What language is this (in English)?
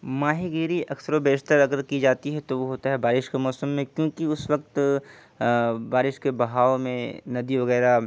Urdu